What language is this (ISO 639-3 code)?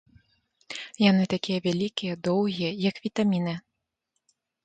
bel